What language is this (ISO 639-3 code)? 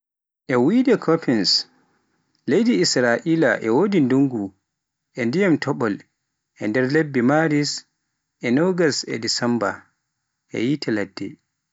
fuf